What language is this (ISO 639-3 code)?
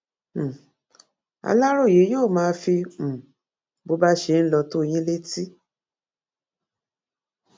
yor